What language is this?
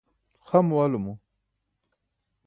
Burushaski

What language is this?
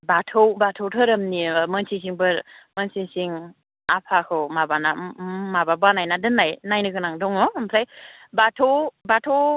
Bodo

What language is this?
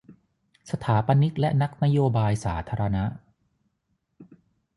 Thai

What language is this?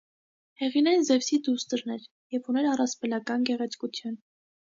Armenian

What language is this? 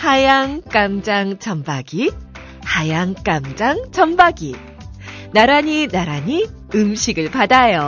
Korean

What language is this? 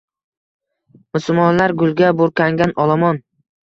Uzbek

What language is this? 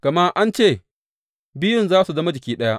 Hausa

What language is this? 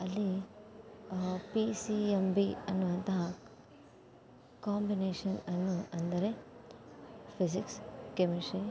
Kannada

